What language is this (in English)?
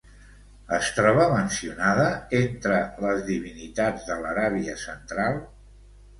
Catalan